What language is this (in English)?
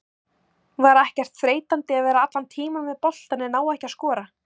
Icelandic